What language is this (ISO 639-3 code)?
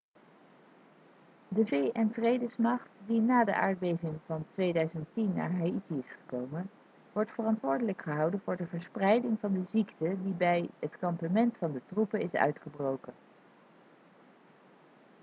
nld